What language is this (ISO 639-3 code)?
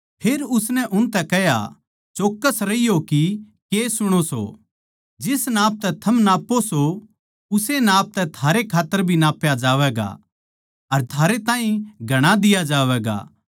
bgc